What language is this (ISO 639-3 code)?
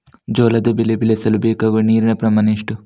kan